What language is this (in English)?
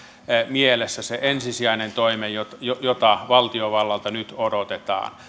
Finnish